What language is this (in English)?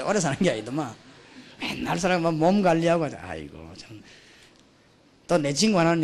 Korean